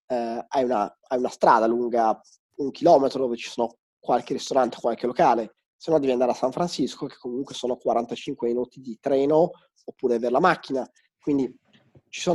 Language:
Italian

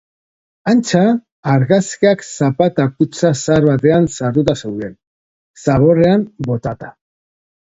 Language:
Basque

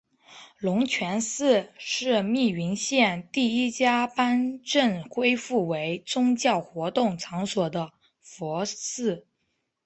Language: Chinese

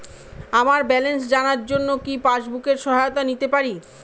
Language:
Bangla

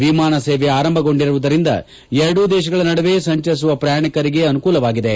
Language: Kannada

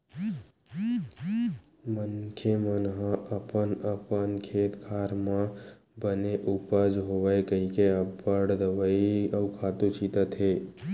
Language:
Chhattisgarhi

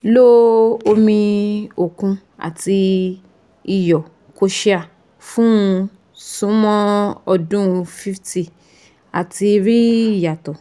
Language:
Yoruba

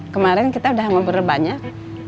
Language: Indonesian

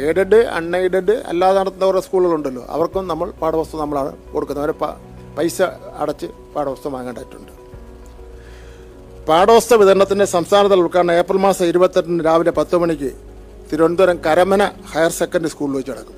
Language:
Malayalam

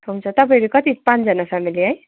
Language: Nepali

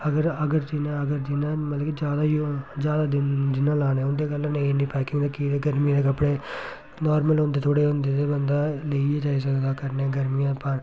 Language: Dogri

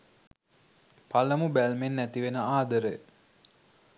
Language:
Sinhala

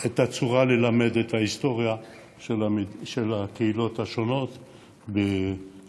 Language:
Hebrew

